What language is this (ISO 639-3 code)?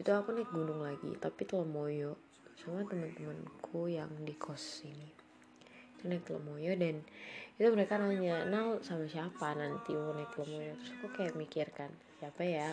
ind